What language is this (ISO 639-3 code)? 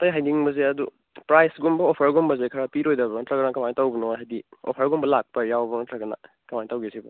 mni